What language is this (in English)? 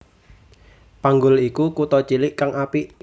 Javanese